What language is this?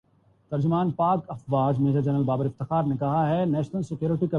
Urdu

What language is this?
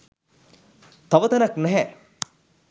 Sinhala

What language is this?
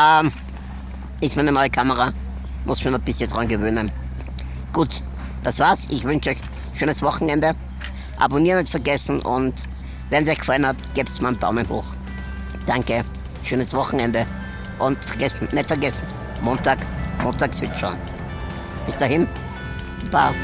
German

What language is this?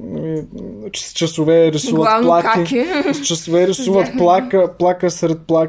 Bulgarian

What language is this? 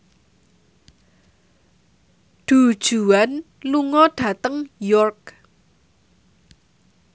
Javanese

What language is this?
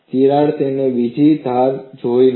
Gujarati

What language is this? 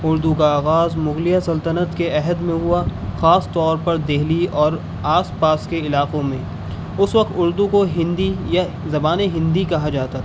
Urdu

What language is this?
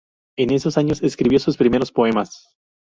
Spanish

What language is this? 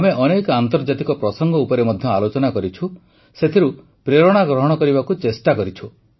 Odia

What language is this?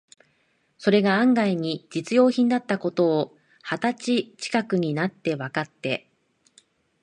Japanese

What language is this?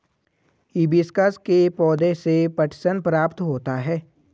Hindi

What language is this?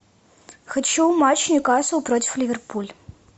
Russian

